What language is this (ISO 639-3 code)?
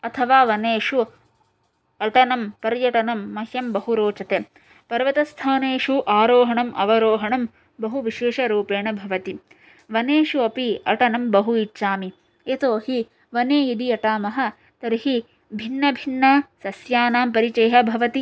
san